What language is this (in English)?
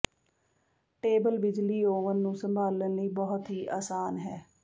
Punjabi